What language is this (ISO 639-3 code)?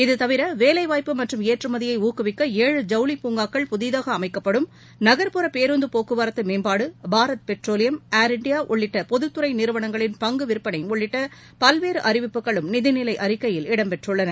tam